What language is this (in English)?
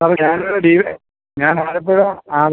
Malayalam